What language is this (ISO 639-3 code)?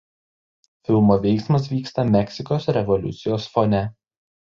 lit